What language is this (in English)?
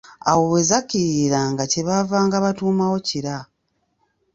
Ganda